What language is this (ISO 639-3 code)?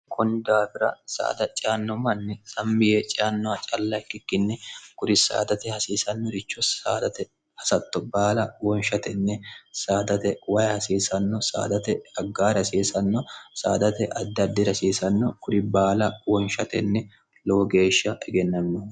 sid